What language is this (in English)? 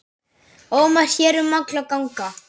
Icelandic